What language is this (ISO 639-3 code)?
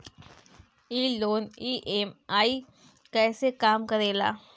bho